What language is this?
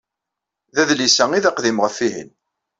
Kabyle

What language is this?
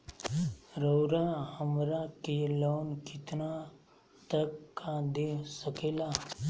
Magahi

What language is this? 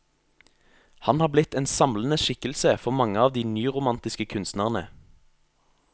Norwegian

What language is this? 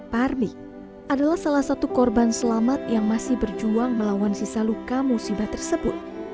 Indonesian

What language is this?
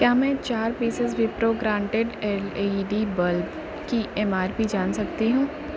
Urdu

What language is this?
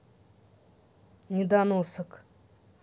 Russian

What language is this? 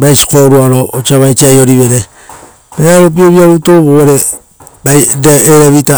Rotokas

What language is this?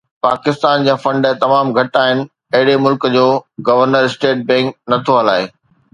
Sindhi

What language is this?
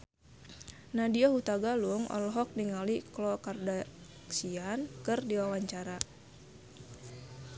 Sundanese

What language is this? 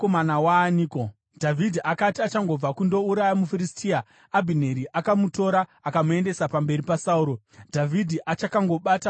Shona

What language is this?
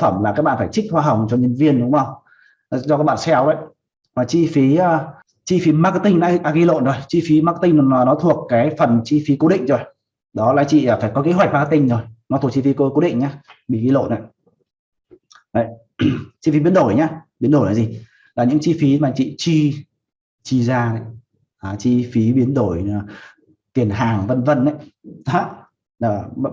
Vietnamese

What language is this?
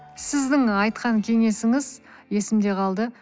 Kazakh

